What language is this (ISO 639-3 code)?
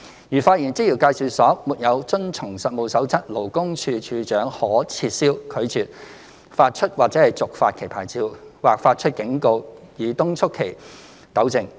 yue